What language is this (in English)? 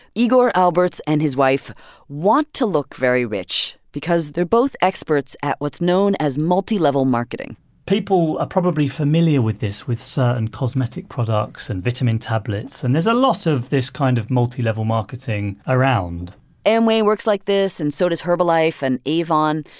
English